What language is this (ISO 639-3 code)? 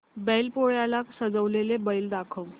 mar